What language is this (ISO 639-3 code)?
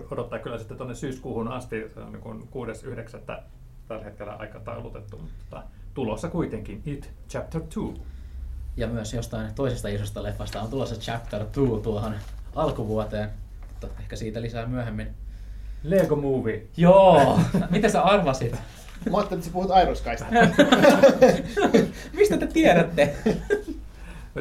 fin